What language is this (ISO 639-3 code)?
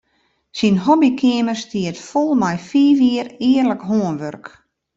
fry